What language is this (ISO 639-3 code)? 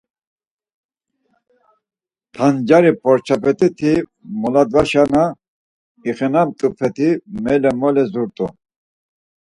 lzz